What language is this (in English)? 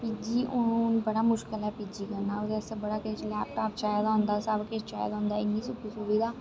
Dogri